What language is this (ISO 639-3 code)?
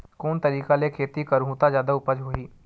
hne